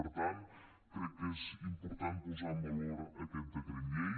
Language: Catalan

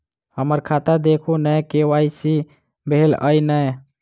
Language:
Maithili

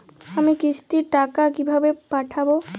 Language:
Bangla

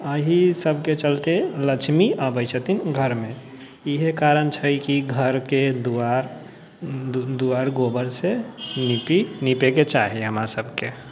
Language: Maithili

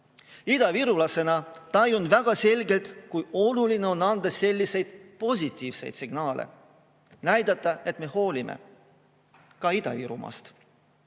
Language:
Estonian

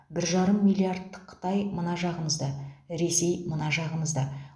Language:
Kazakh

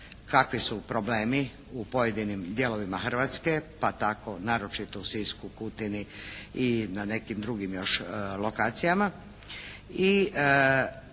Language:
Croatian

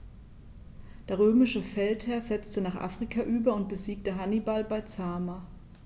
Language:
German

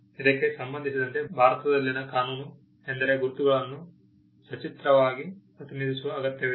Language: Kannada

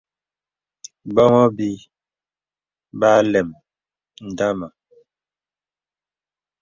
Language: Bebele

